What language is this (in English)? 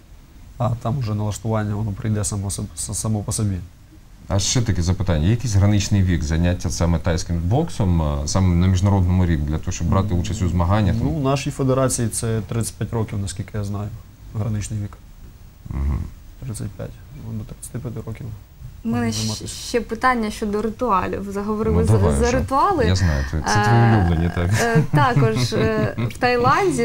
Russian